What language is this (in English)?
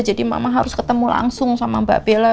Indonesian